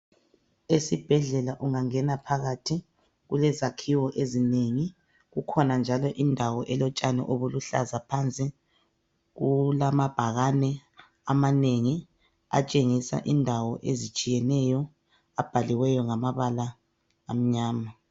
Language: North Ndebele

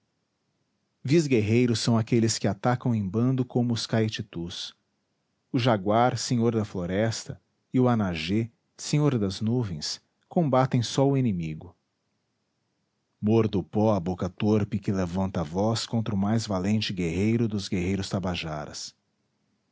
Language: Portuguese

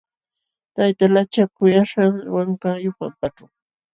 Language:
Jauja Wanca Quechua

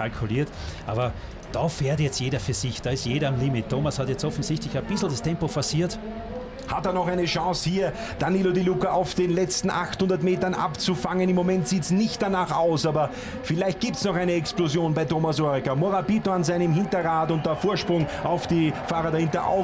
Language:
German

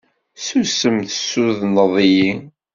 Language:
Kabyle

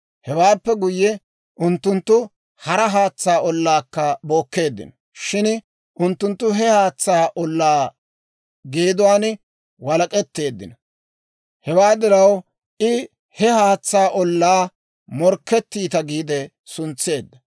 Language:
Dawro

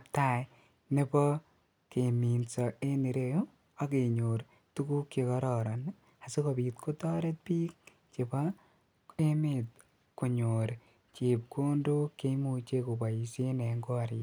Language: Kalenjin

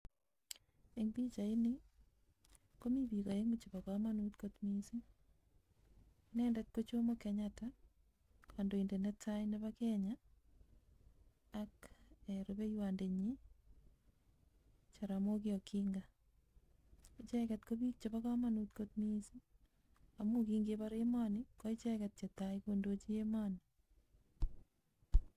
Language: Kalenjin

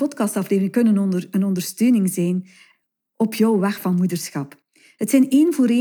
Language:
Dutch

